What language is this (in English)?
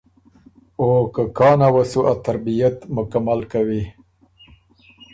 Ormuri